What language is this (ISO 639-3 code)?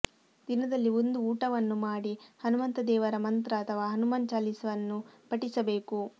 kan